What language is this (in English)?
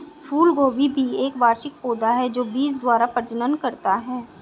Hindi